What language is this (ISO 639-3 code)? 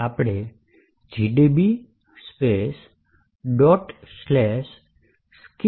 guj